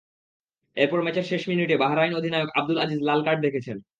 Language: Bangla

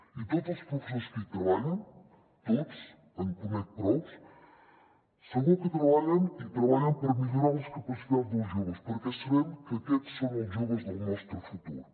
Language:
Catalan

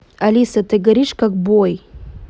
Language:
Russian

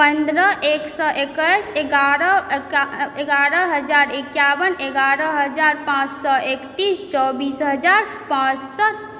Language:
Maithili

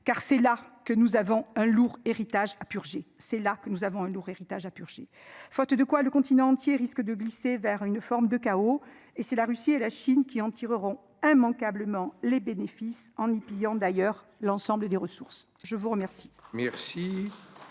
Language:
French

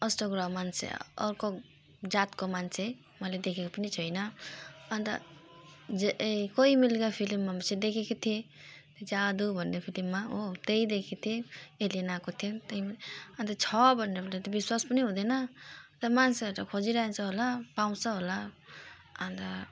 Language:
Nepali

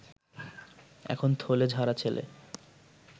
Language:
Bangla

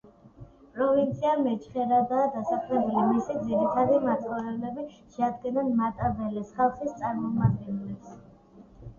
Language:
Georgian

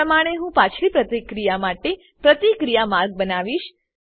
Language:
Gujarati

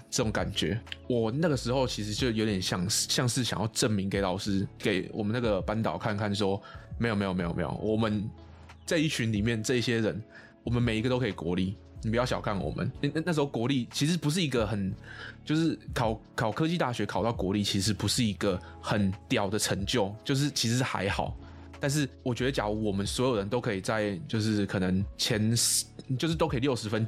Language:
Chinese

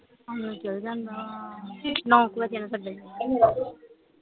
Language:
Punjabi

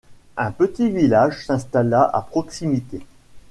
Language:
French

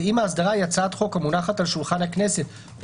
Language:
Hebrew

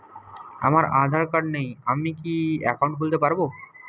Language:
Bangla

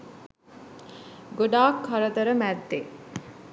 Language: Sinhala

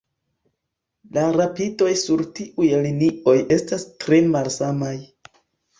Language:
Esperanto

